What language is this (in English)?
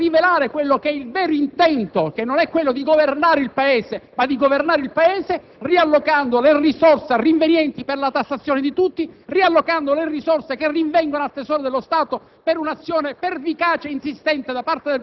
Italian